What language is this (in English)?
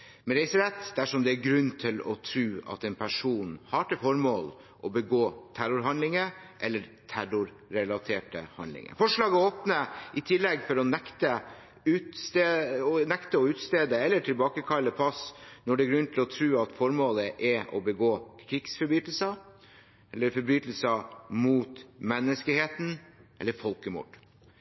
Norwegian Bokmål